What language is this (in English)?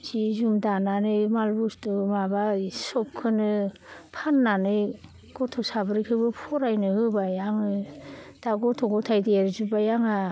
Bodo